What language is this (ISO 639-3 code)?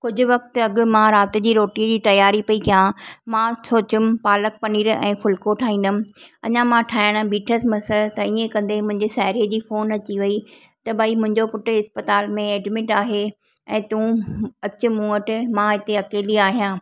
snd